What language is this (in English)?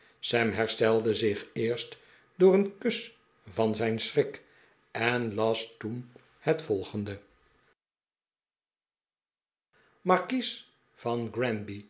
Dutch